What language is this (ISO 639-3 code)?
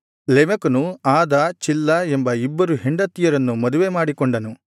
kan